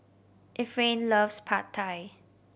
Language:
English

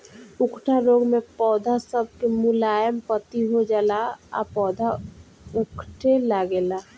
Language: Bhojpuri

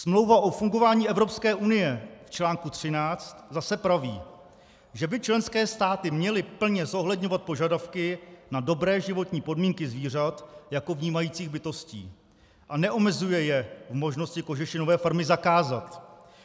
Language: Czech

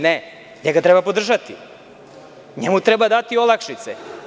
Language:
Serbian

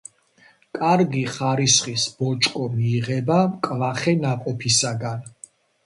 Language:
Georgian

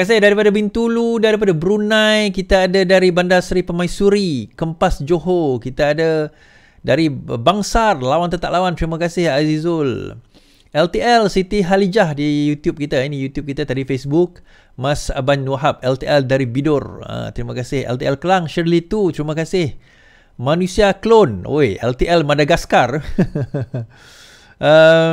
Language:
Malay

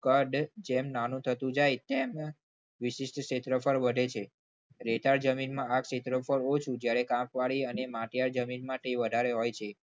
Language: Gujarati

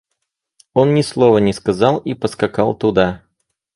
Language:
Russian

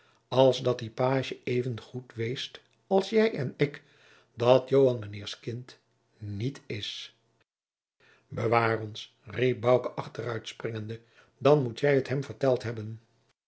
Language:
Dutch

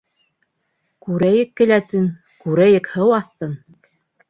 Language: Bashkir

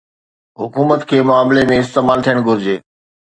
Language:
Sindhi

